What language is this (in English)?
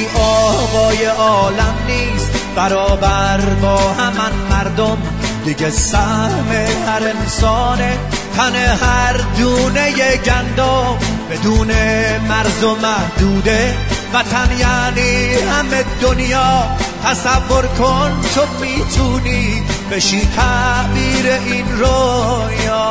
Persian